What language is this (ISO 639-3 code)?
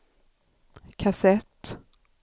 swe